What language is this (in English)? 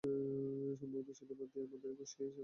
Bangla